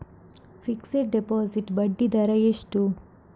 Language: Kannada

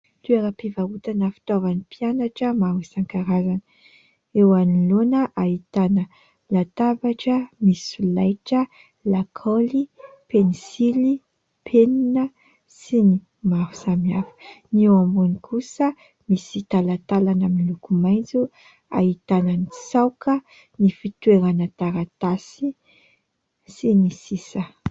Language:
Malagasy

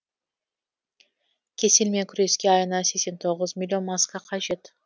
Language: Kazakh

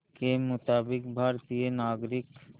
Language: Hindi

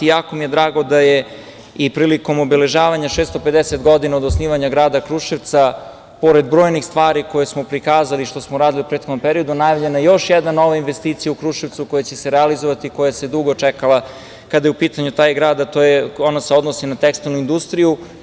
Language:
Serbian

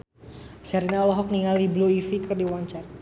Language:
Sundanese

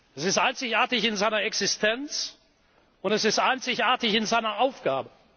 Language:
German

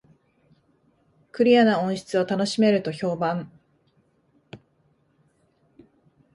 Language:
Japanese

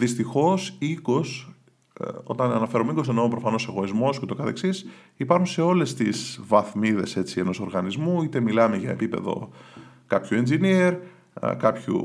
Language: Greek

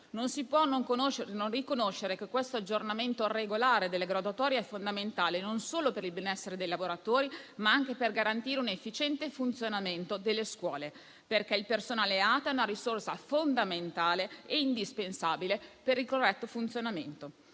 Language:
Italian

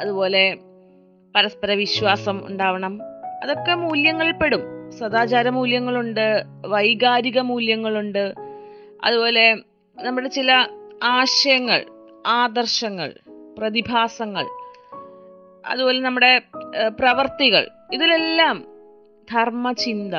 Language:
Malayalam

